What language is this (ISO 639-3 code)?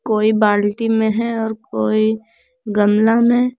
hin